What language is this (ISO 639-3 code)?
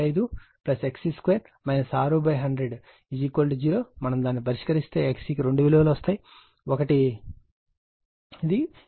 tel